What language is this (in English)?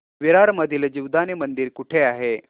Marathi